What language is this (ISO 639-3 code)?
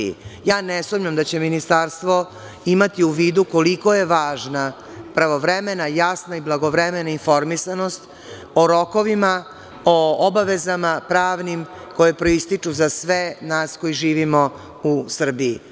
srp